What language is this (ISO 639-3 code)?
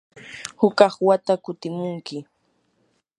qur